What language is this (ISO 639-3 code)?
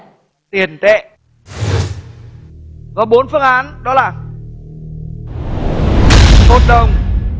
vie